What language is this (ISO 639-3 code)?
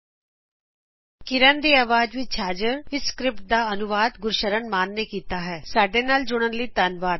pan